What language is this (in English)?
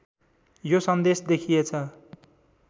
Nepali